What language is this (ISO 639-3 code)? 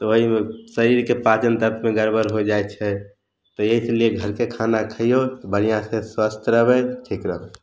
mai